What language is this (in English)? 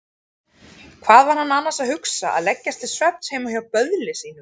Icelandic